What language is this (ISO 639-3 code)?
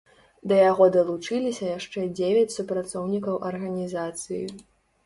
bel